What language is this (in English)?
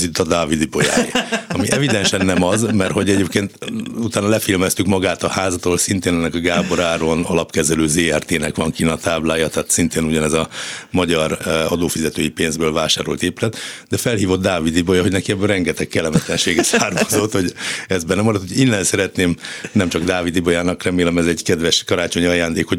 Hungarian